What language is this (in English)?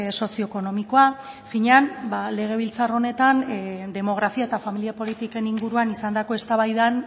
Basque